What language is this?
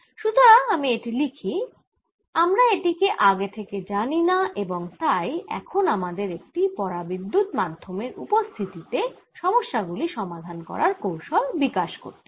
Bangla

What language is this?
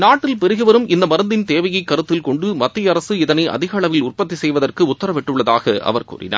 Tamil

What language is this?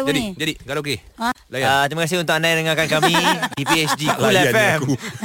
Malay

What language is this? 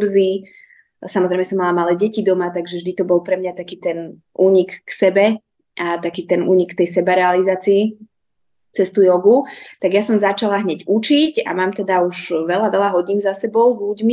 Slovak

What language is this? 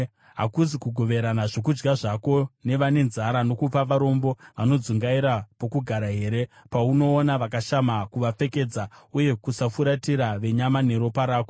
Shona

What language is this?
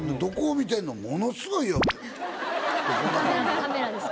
Japanese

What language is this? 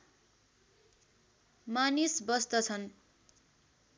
Nepali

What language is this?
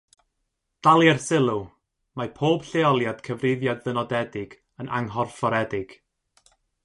Welsh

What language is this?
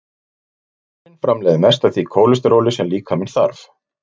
Icelandic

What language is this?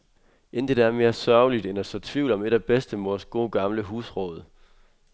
Danish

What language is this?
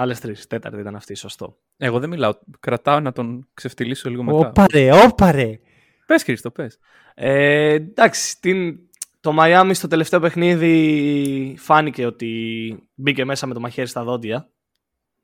Greek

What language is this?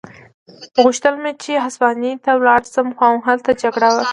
Pashto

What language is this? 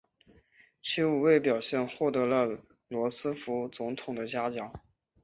Chinese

